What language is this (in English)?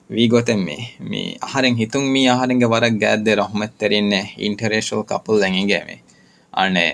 Urdu